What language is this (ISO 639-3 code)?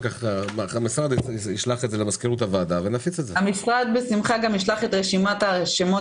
heb